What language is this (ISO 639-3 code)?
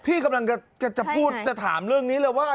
tha